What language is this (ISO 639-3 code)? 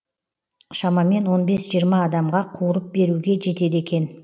kaz